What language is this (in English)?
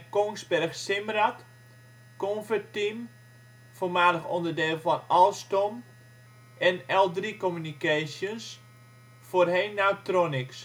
Dutch